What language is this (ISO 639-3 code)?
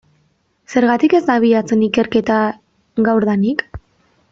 eus